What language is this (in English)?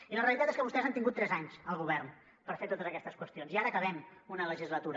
Catalan